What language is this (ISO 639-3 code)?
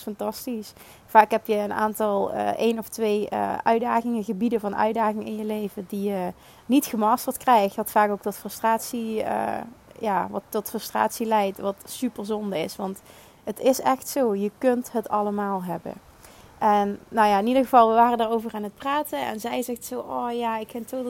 nld